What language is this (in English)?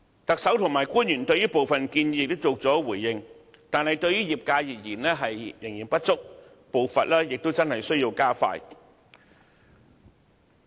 Cantonese